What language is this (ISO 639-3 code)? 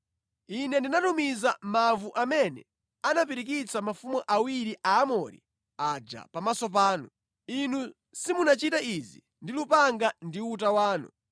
nya